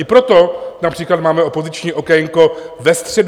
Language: Czech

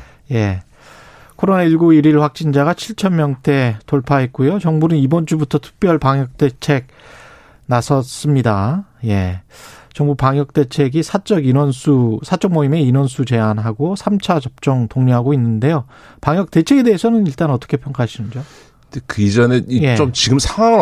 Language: Korean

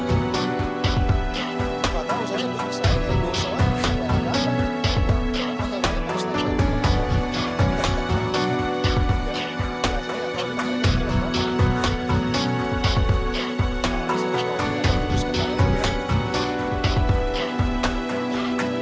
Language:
Indonesian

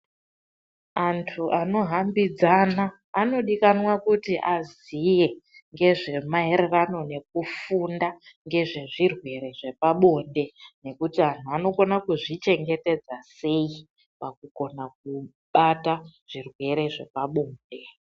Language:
Ndau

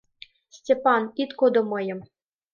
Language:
Mari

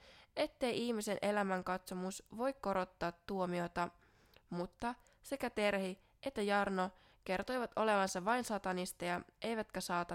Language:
Finnish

